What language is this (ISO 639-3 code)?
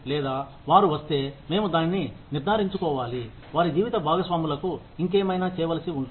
tel